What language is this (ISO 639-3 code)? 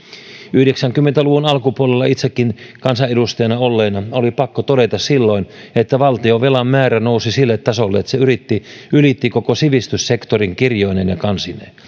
fin